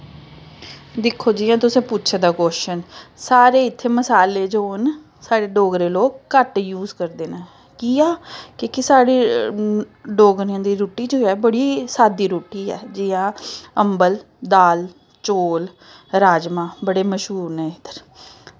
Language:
Dogri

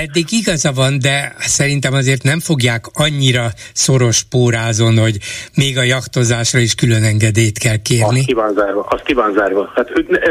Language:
Hungarian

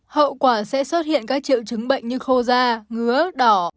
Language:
Vietnamese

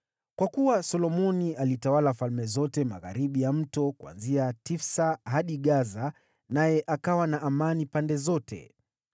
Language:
Swahili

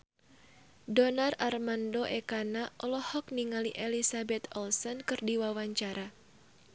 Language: Sundanese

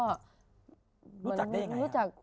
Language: Thai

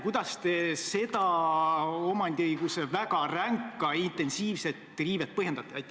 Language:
Estonian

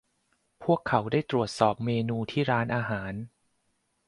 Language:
Thai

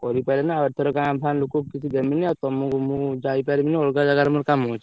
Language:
Odia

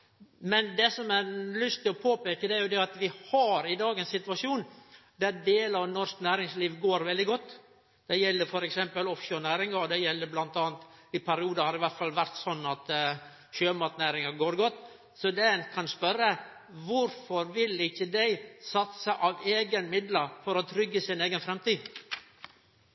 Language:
Norwegian Nynorsk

